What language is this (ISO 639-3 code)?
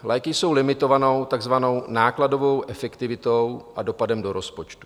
ces